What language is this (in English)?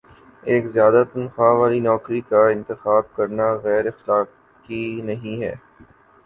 Urdu